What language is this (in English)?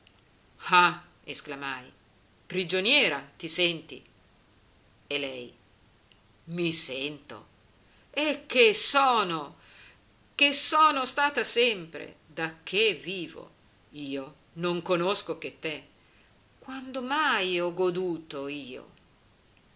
Italian